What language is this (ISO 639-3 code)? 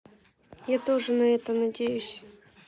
rus